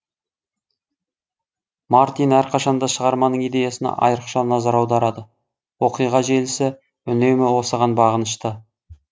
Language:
Kazakh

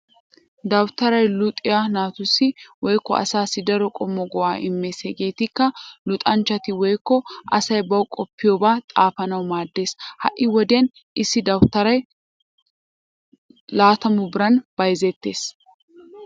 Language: Wolaytta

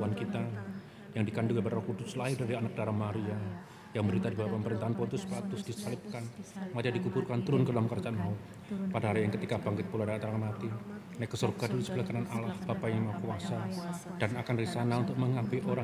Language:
Indonesian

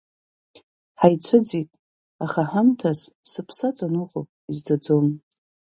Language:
Abkhazian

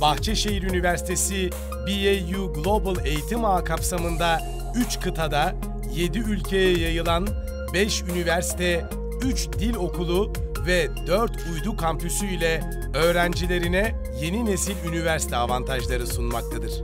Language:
Turkish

